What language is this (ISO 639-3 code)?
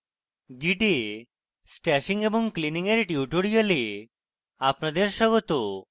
ben